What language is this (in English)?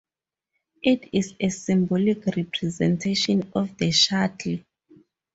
English